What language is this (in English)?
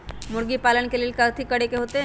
Magahi